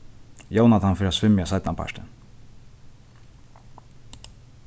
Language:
Faroese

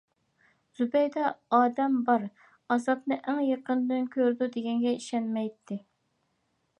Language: Uyghur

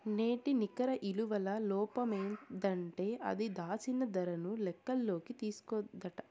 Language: Telugu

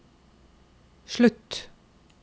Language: Norwegian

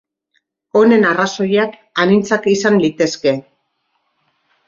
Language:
Basque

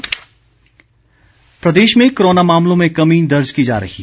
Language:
Hindi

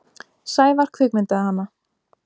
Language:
Icelandic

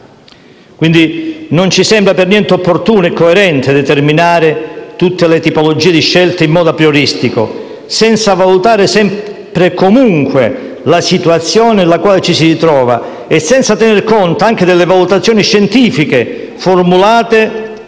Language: Italian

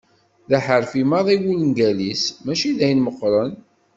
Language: Kabyle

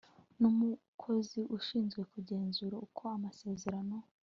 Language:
Kinyarwanda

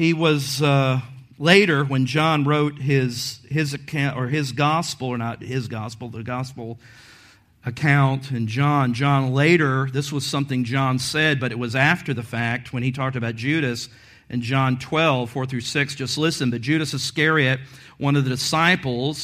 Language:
English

